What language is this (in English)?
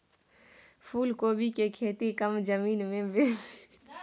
Maithili